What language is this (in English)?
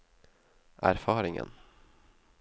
Norwegian